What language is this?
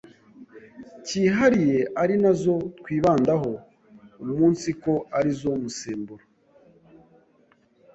Kinyarwanda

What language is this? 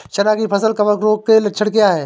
Hindi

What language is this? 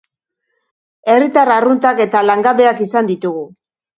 Basque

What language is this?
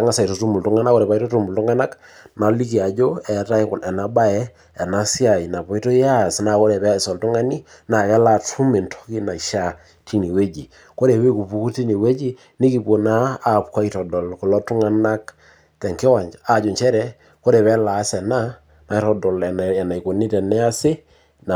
Masai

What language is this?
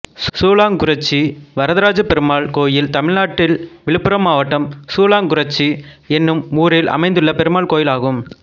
Tamil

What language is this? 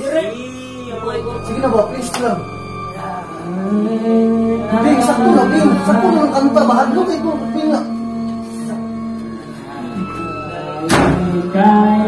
Indonesian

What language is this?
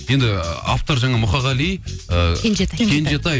Kazakh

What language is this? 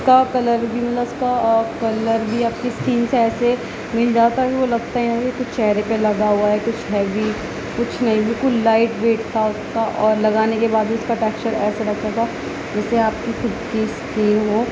Urdu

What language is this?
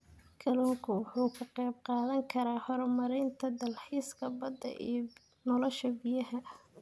Somali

